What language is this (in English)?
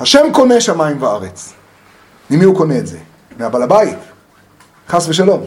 Hebrew